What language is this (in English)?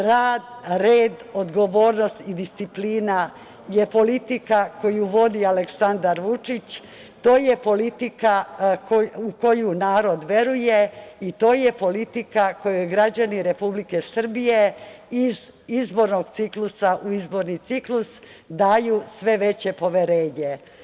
Serbian